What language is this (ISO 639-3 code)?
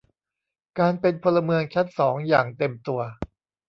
tha